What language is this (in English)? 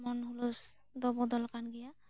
Santali